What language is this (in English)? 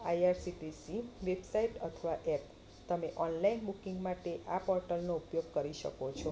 Gujarati